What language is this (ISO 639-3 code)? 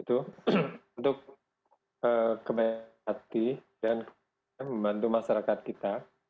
ind